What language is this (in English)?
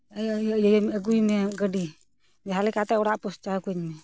Santali